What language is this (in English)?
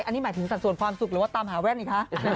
Thai